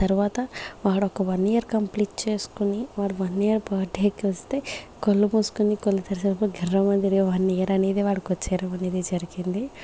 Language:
Telugu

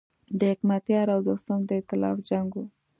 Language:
Pashto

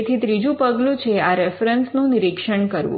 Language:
Gujarati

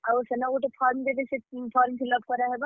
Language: Odia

